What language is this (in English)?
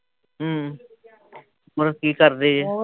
Punjabi